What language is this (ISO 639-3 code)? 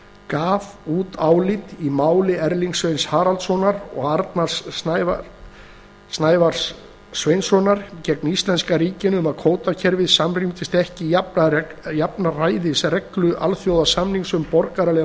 isl